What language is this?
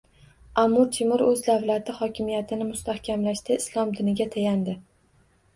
Uzbek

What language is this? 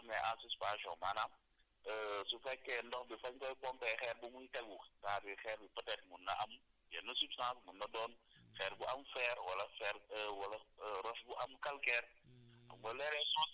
Wolof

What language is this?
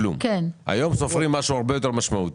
Hebrew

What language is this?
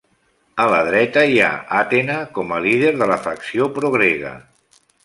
Catalan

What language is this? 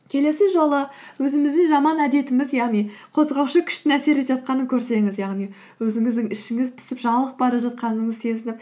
Kazakh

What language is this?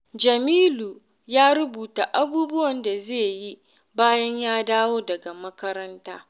Hausa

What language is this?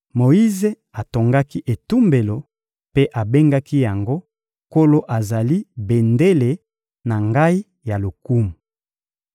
Lingala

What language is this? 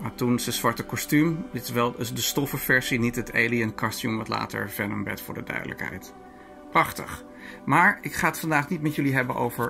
Dutch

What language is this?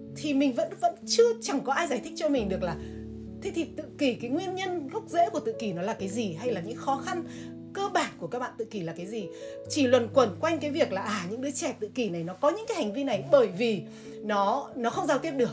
Vietnamese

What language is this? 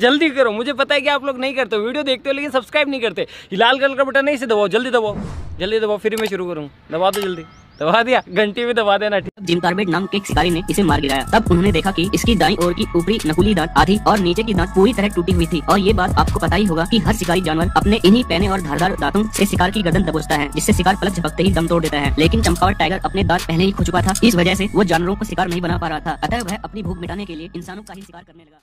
Hindi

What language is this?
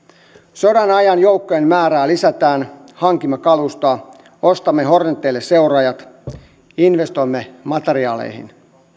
Finnish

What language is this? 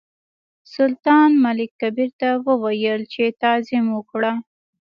Pashto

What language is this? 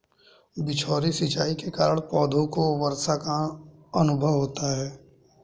Hindi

